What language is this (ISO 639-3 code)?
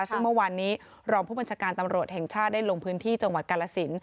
tha